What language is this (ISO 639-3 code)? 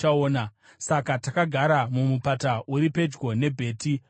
sna